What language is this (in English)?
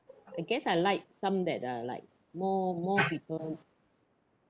English